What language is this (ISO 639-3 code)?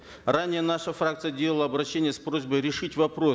kaz